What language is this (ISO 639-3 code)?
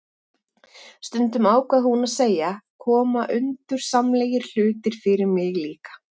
isl